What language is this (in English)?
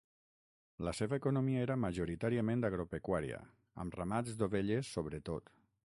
Catalan